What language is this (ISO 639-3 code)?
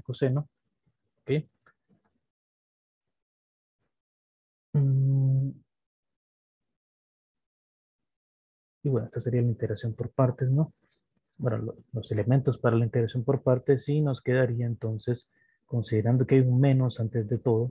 spa